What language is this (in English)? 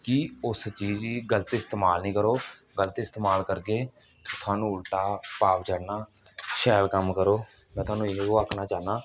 Dogri